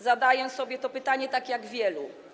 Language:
Polish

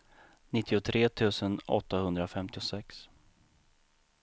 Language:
Swedish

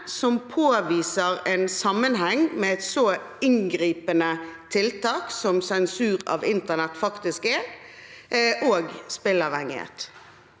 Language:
Norwegian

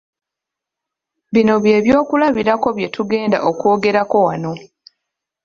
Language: Ganda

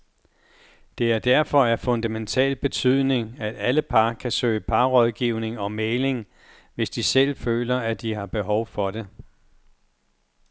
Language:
Danish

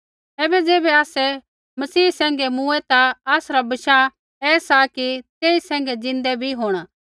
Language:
Kullu Pahari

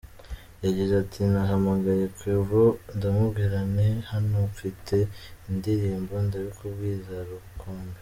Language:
Kinyarwanda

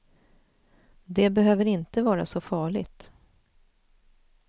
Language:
Swedish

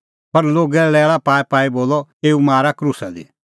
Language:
Kullu Pahari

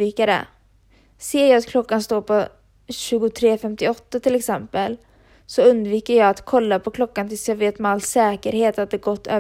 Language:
Swedish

